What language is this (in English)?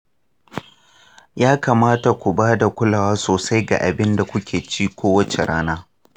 Hausa